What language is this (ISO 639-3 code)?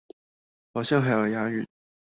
zho